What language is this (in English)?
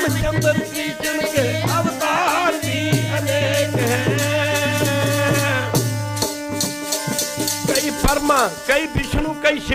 Arabic